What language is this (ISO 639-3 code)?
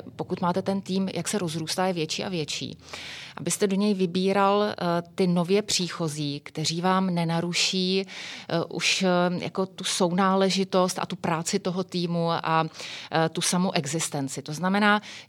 ces